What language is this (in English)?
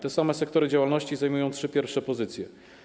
Polish